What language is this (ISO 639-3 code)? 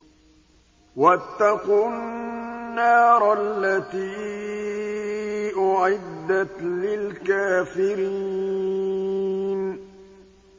ara